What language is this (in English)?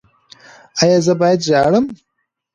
Pashto